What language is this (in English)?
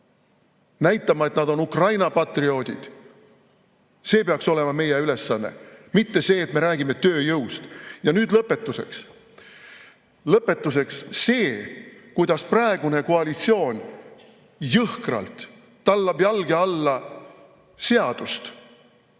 Estonian